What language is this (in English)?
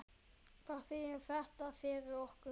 Icelandic